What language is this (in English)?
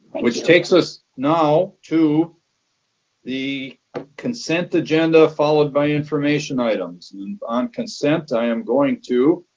English